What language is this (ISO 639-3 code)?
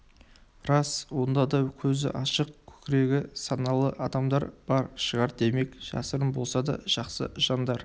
kaz